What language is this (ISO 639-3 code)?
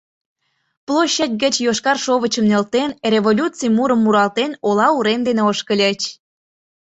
chm